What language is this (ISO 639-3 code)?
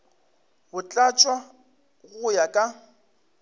nso